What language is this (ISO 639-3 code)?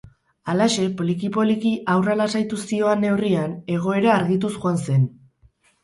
eus